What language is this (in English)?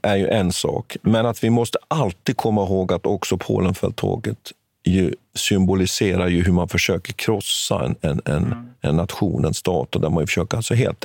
Swedish